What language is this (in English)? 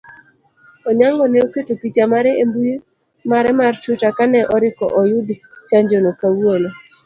Luo (Kenya and Tanzania)